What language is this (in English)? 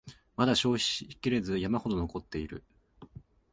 Japanese